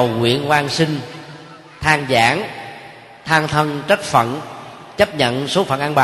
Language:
Vietnamese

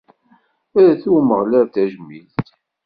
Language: Kabyle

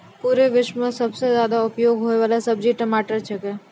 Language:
Maithili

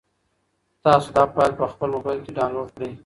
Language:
Pashto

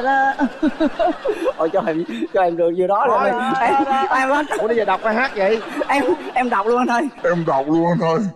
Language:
Vietnamese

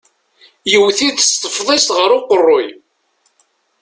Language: Kabyle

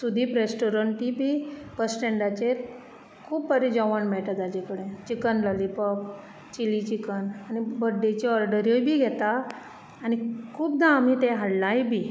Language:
Konkani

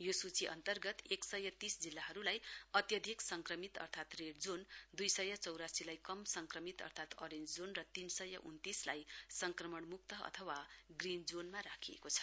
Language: Nepali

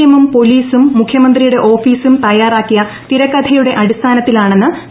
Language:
Malayalam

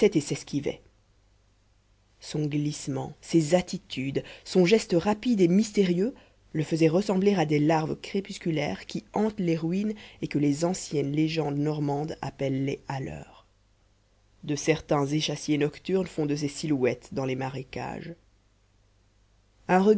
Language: French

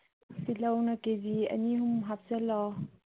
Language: Manipuri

